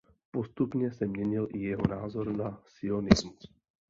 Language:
Czech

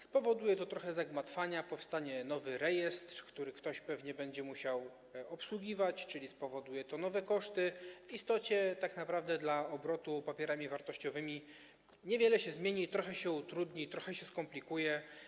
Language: Polish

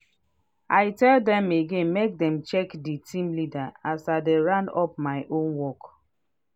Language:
Nigerian Pidgin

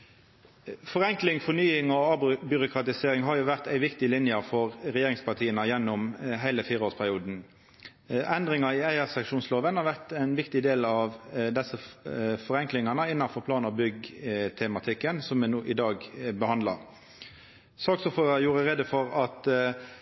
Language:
Norwegian Nynorsk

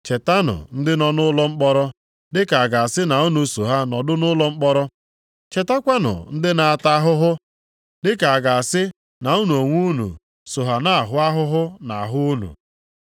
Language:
Igbo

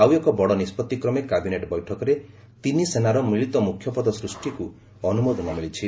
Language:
Odia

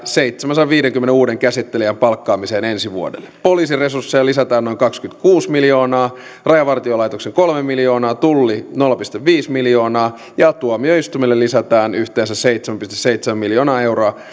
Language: Finnish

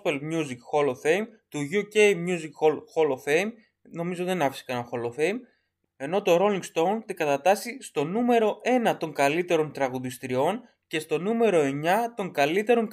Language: Greek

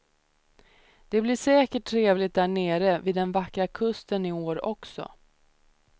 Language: Swedish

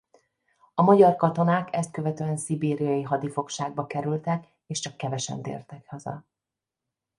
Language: Hungarian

